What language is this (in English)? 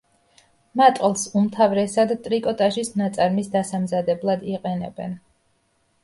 Georgian